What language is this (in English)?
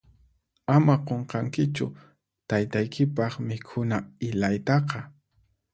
Puno Quechua